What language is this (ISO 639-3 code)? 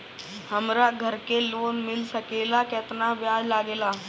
bho